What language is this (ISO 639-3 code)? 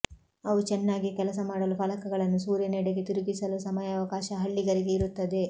kan